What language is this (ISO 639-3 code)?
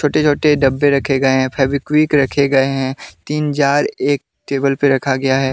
hin